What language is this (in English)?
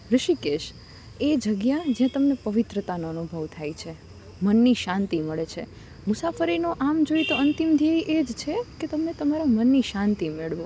Gujarati